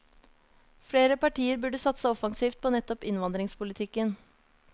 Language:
Norwegian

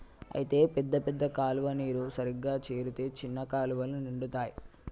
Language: Telugu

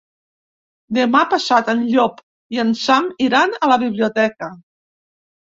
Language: Catalan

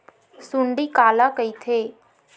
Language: Chhattisgarhi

